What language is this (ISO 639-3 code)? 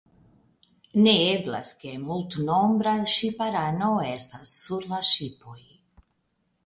epo